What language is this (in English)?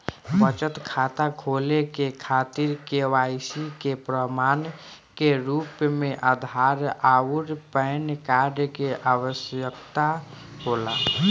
Bhojpuri